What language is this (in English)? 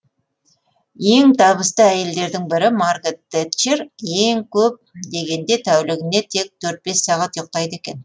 Kazakh